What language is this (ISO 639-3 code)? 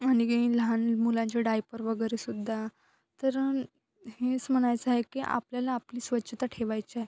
mar